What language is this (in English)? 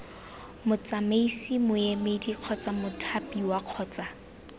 Tswana